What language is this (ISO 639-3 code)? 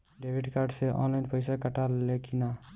bho